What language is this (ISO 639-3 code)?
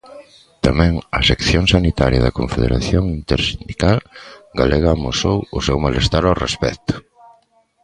glg